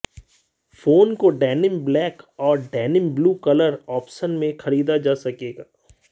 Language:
Hindi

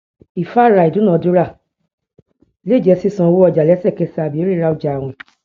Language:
Yoruba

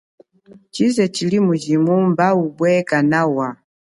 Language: Chokwe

